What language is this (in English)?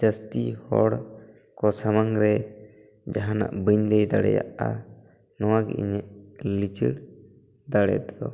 Santali